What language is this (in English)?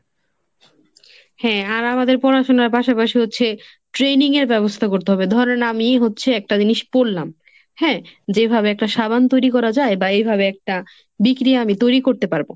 Bangla